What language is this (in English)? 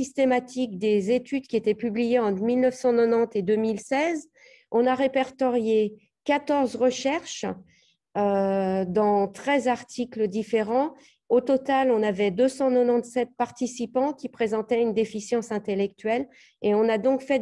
French